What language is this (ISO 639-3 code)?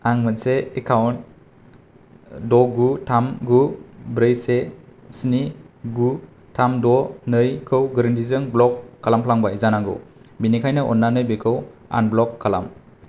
brx